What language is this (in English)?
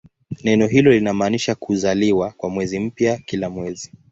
Swahili